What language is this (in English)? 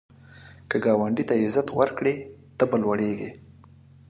Pashto